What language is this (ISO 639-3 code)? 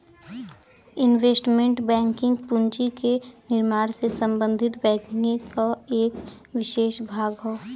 bho